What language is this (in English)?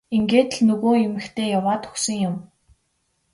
Mongolian